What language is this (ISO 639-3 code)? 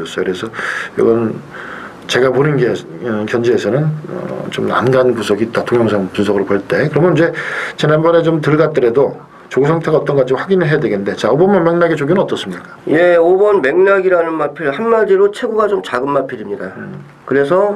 kor